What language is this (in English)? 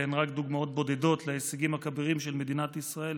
Hebrew